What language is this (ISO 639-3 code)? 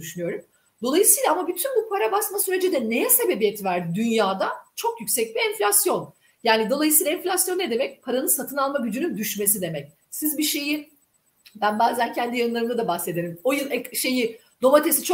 tur